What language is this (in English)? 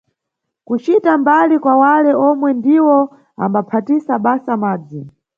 Nyungwe